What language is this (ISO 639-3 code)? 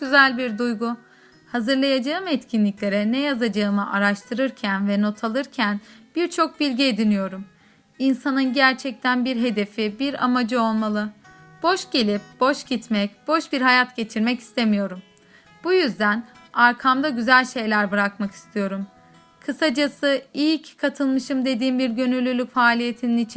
tur